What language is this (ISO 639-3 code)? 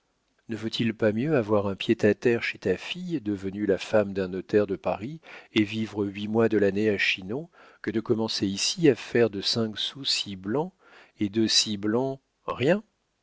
fra